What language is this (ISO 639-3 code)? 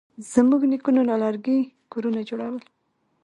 pus